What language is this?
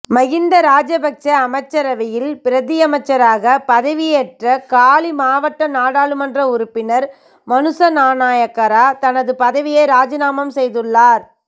Tamil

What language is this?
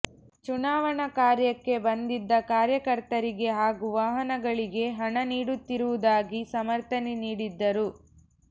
Kannada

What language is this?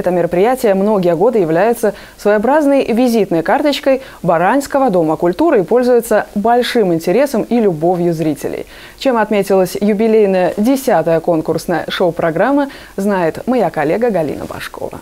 Russian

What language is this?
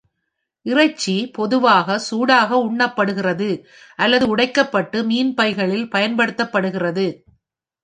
Tamil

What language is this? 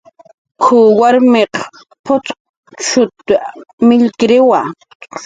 Jaqaru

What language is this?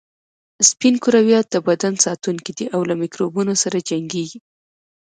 Pashto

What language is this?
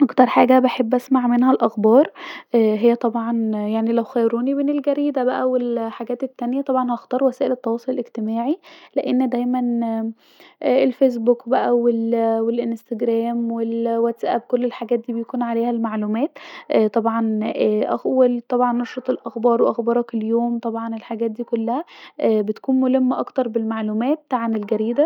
Egyptian Arabic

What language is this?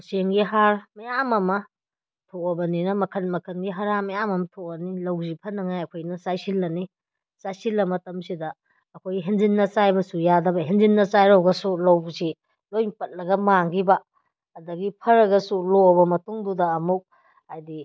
Manipuri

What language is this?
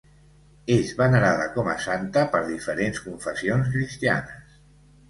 Catalan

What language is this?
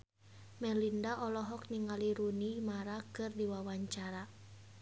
Sundanese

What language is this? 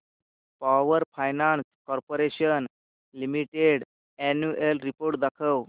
Marathi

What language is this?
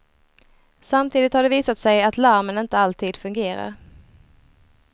Swedish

